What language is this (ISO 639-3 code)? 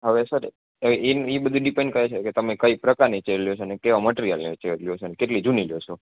guj